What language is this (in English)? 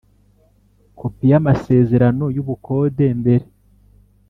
Kinyarwanda